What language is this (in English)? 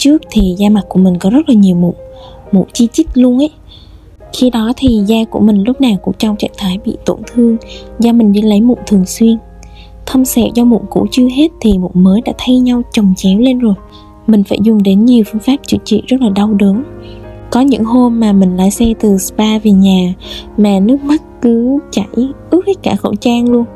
Vietnamese